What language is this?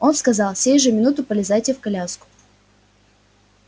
Russian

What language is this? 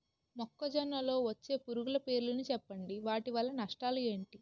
Telugu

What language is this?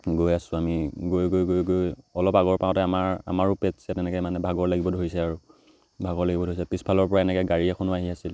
Assamese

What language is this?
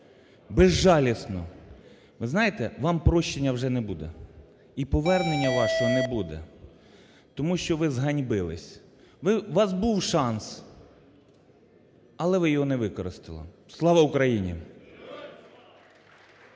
Ukrainian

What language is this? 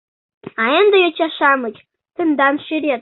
Mari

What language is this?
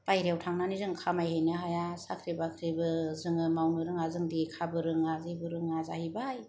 Bodo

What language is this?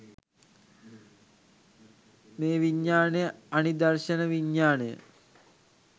Sinhala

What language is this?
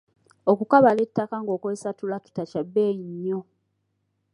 Ganda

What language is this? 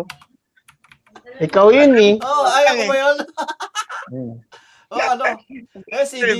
Filipino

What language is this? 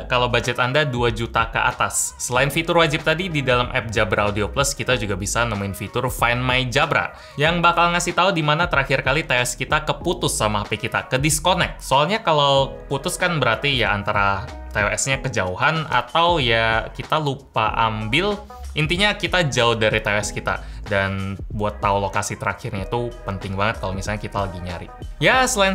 Indonesian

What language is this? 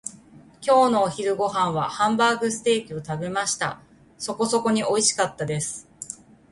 Japanese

